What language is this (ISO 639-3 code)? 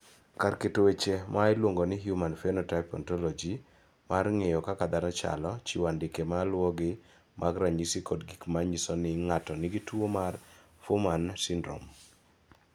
luo